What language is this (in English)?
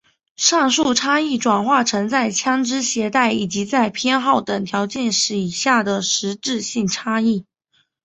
Chinese